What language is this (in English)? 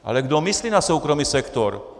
Czech